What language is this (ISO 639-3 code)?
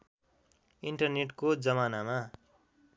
nep